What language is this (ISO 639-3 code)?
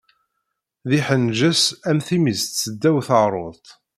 kab